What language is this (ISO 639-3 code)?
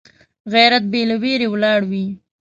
pus